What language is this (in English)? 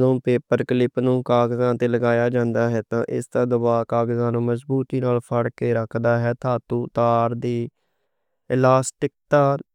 Western Panjabi